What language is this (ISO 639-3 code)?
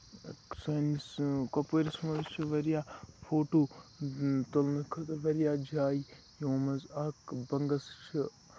kas